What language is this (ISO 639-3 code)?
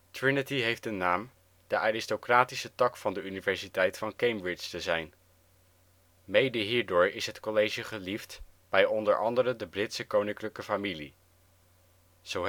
nld